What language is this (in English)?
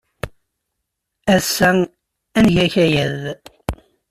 Kabyle